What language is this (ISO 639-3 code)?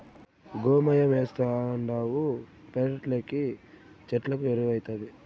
tel